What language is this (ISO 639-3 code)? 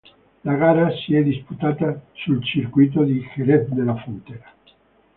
ita